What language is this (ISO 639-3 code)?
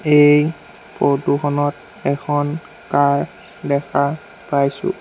asm